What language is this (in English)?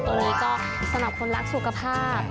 Thai